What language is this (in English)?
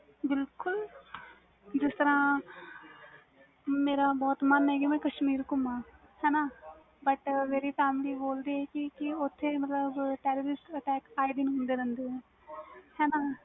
Punjabi